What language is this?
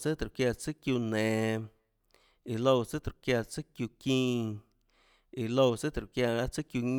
Tlacoatzintepec Chinantec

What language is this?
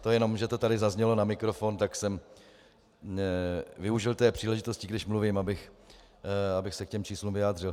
Czech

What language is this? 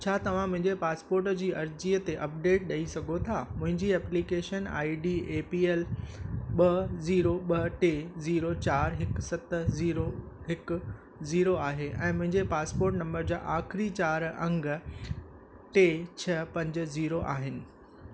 Sindhi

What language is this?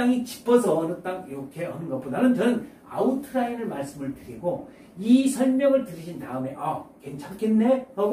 Korean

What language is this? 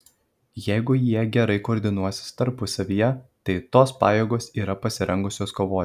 Lithuanian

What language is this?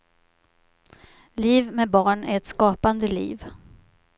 Swedish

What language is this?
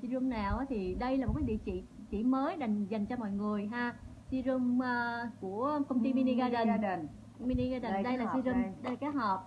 Vietnamese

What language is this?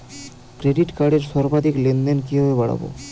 Bangla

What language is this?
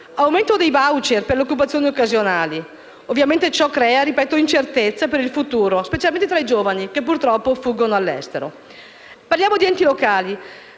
Italian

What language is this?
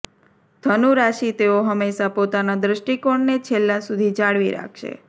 Gujarati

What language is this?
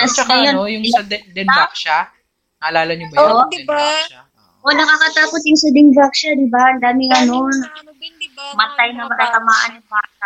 Filipino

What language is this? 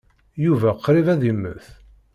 Kabyle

